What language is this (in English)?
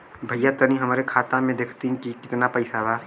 Bhojpuri